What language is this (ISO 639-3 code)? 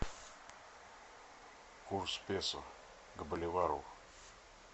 rus